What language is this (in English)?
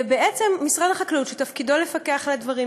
Hebrew